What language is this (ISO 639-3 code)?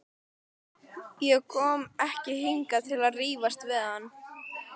isl